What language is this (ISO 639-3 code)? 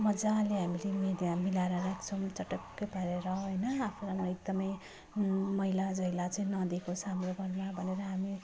nep